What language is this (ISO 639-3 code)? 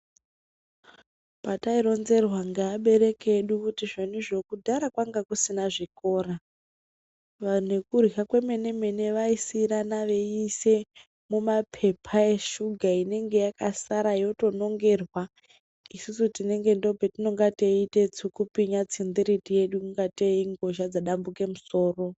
ndc